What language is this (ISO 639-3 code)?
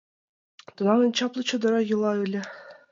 chm